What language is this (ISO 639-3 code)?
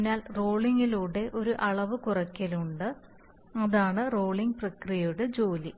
mal